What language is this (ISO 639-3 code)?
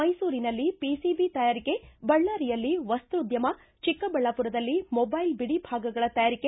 kan